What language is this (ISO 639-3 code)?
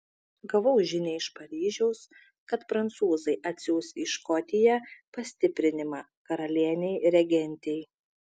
lit